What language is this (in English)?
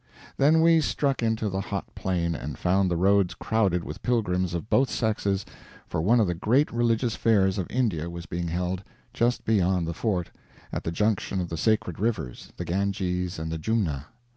English